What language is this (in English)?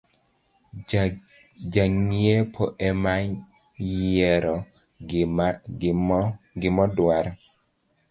Luo (Kenya and Tanzania)